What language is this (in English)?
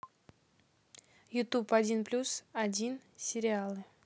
Russian